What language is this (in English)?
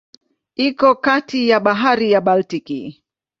Swahili